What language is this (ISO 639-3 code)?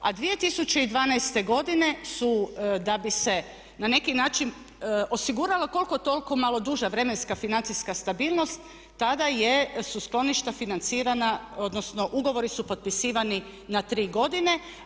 hrv